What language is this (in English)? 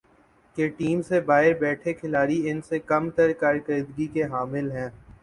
Urdu